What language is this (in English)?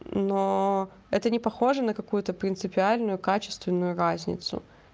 Russian